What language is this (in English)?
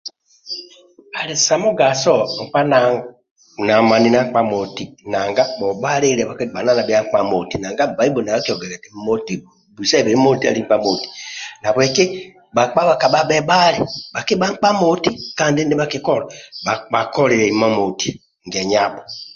Amba (Uganda)